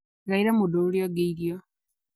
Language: Kikuyu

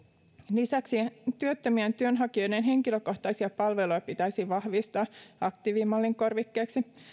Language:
Finnish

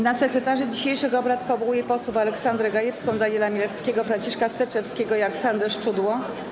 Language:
Polish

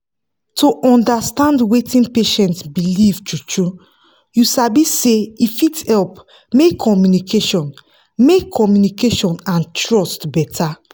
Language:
Nigerian Pidgin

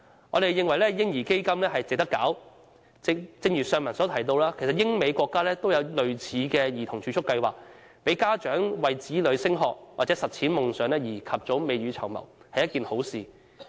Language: Cantonese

